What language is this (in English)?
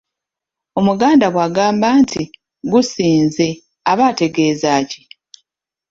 Ganda